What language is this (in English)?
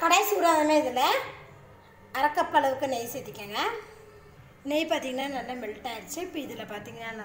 Thai